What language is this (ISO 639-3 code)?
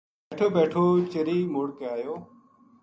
gju